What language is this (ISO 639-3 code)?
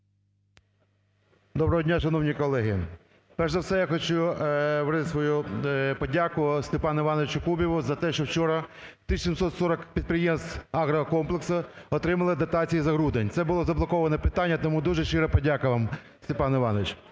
ukr